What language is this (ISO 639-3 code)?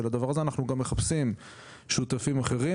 heb